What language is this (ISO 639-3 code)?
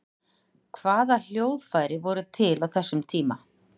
isl